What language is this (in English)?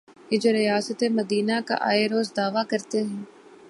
Urdu